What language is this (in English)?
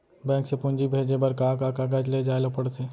Chhattisgarhi